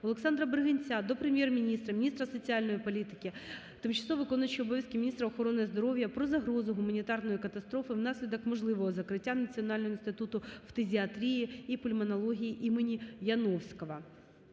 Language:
Ukrainian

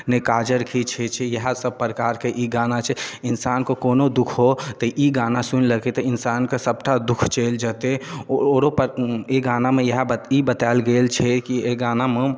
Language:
Maithili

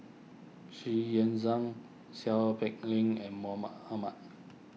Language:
English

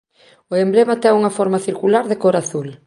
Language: Galician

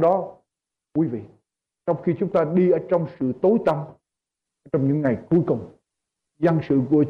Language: Vietnamese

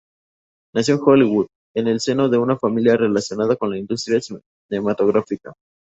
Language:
Spanish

